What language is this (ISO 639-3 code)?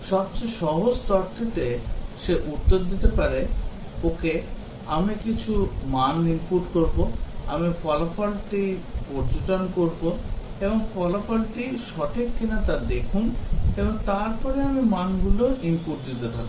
ben